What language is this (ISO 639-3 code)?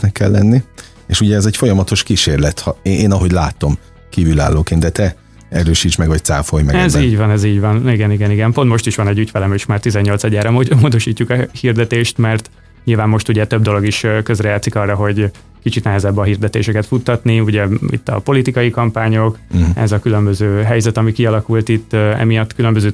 hun